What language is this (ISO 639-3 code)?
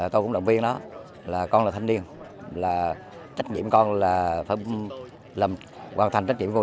vie